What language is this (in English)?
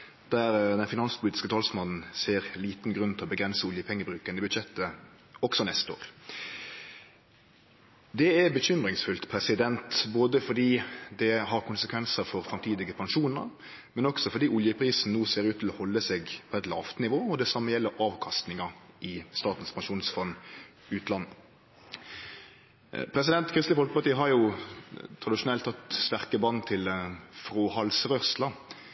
Norwegian Nynorsk